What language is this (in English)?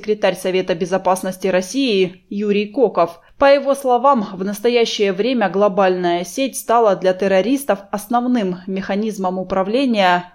Russian